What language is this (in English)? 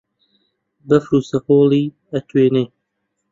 Central Kurdish